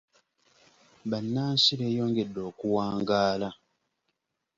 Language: Ganda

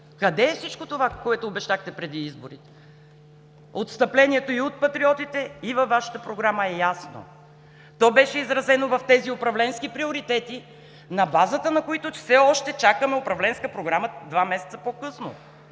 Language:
Bulgarian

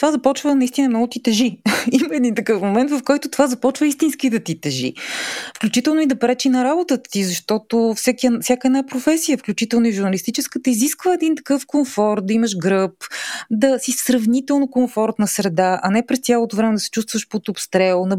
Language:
Bulgarian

